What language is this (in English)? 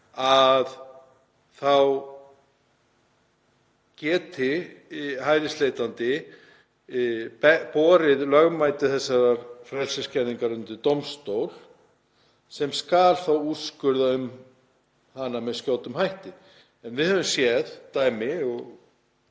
Icelandic